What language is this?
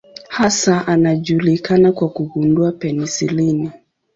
Swahili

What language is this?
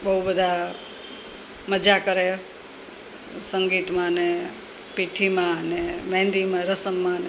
Gujarati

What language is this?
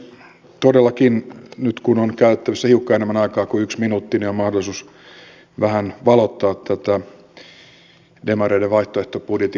Finnish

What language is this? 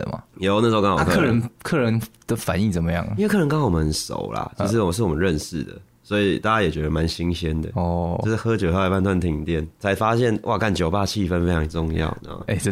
Chinese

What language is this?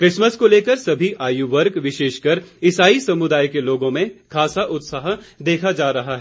Hindi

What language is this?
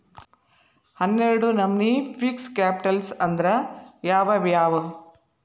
Kannada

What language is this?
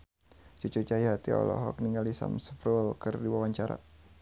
Sundanese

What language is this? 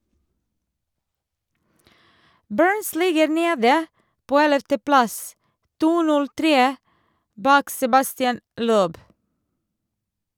Norwegian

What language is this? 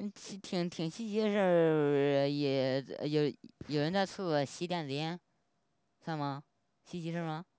Chinese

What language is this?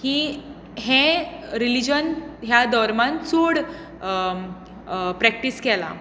Konkani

